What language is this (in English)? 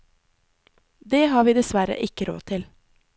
Norwegian